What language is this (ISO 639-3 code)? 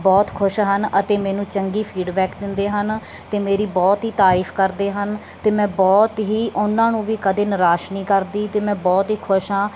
pan